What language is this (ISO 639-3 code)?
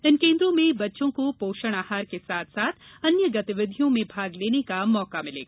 hin